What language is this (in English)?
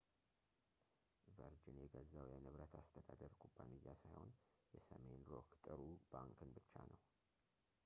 Amharic